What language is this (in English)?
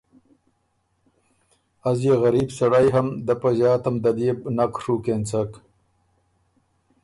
Ormuri